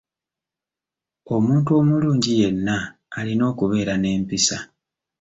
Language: Ganda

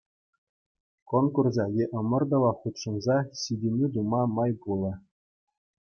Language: Chuvash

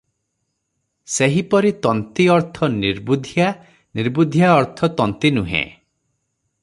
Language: Odia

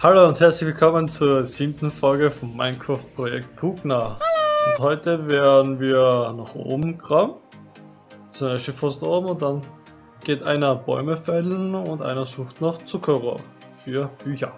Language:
German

